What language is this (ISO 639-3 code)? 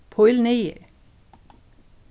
fao